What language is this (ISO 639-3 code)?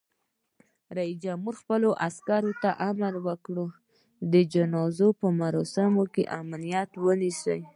pus